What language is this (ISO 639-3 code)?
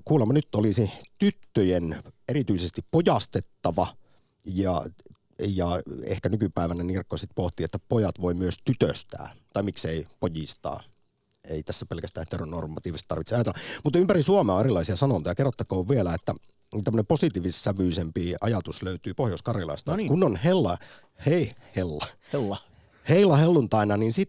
fin